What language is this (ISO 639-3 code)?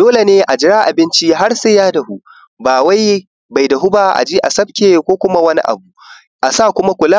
hau